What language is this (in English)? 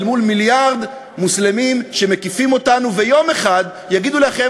Hebrew